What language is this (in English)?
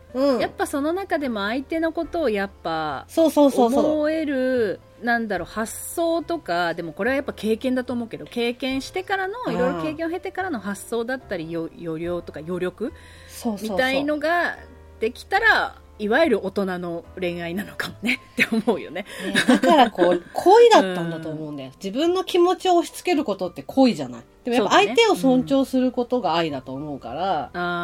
Japanese